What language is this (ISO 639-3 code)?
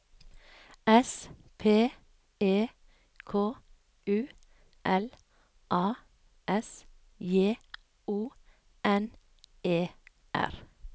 nor